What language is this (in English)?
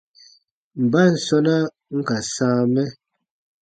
Baatonum